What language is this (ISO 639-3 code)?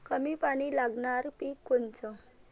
mar